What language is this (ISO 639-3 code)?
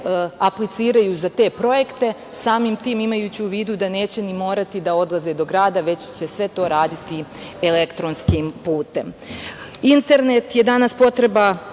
srp